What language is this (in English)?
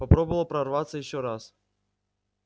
Russian